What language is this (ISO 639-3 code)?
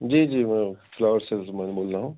urd